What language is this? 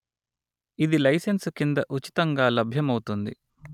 Telugu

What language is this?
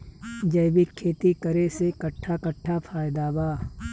Bhojpuri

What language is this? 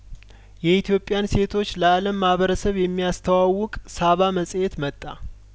Amharic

